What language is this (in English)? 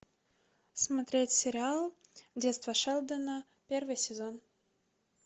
Russian